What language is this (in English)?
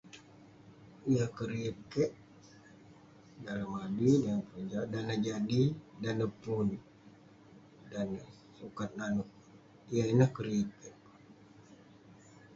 Western Penan